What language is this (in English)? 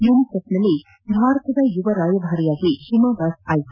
Kannada